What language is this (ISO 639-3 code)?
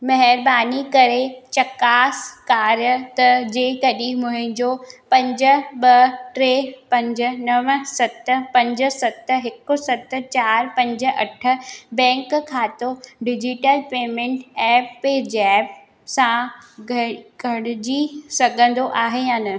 snd